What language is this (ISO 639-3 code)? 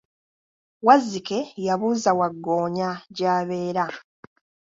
lug